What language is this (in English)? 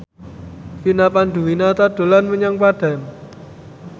Javanese